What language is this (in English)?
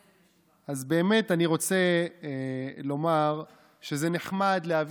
Hebrew